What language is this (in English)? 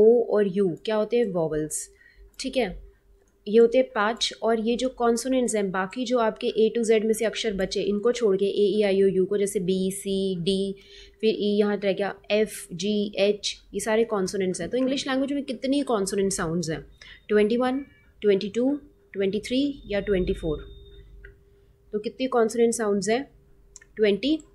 Hindi